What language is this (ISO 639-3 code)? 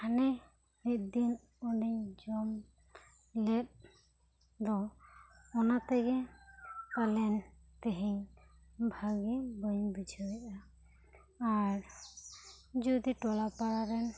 sat